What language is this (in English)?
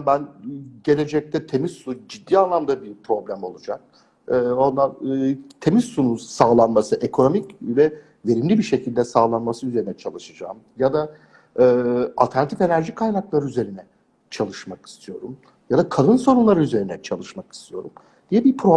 Turkish